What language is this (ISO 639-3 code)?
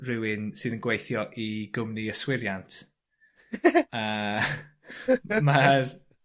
cym